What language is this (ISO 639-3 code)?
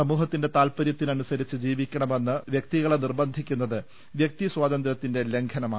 mal